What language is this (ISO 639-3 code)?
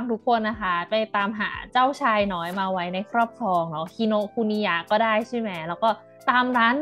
tha